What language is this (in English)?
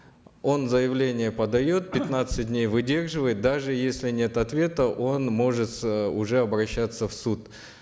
Kazakh